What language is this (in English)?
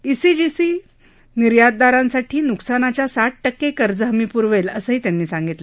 Marathi